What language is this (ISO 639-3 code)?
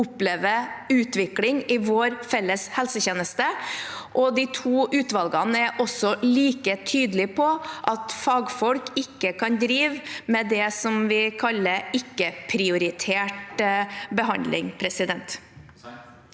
nor